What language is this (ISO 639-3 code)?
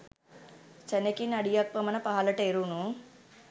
sin